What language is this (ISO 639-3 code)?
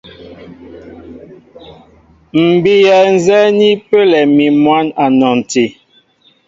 mbo